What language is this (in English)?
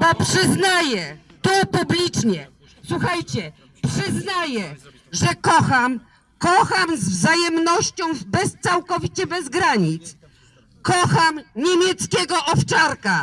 Polish